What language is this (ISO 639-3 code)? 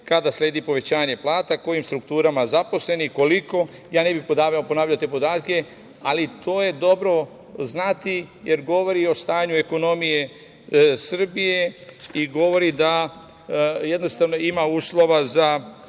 srp